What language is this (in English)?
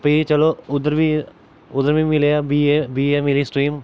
Dogri